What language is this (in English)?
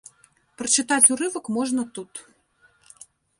Belarusian